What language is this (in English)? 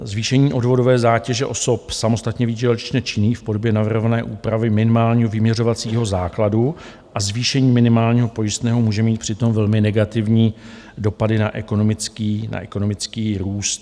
Czech